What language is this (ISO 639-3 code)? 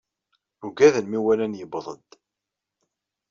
kab